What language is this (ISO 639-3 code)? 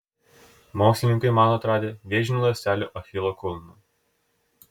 lit